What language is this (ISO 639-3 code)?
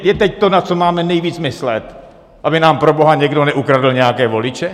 ces